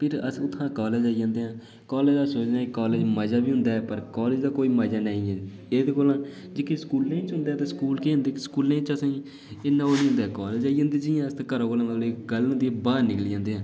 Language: Dogri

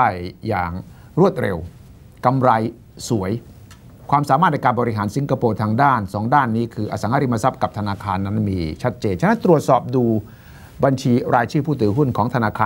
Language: Thai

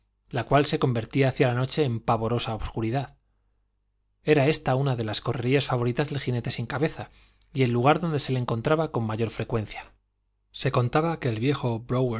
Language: Spanish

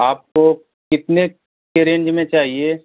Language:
Hindi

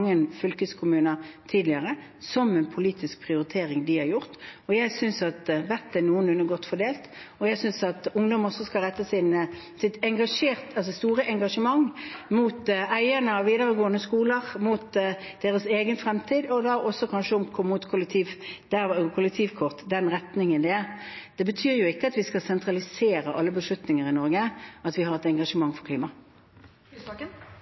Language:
Norwegian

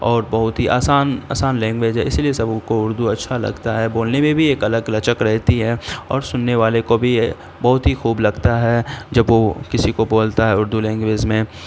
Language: Urdu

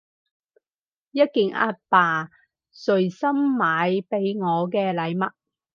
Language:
Cantonese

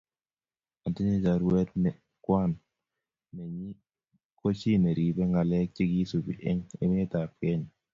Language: Kalenjin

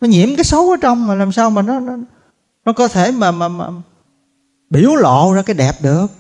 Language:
Vietnamese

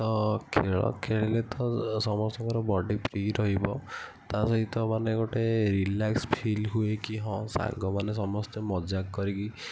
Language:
Odia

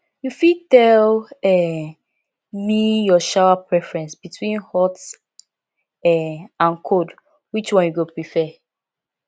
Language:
Nigerian Pidgin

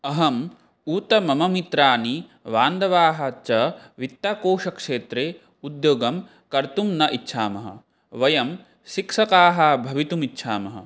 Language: Sanskrit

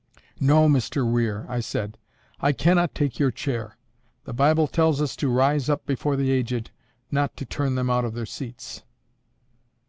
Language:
English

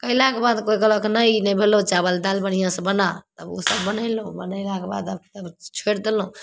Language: Maithili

